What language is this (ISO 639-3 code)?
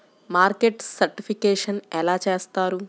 tel